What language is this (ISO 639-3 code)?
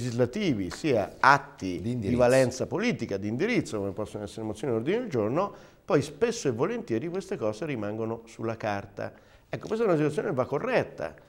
ita